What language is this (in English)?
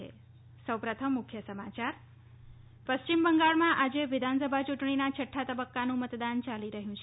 Gujarati